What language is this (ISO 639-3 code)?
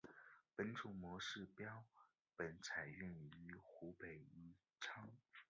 zho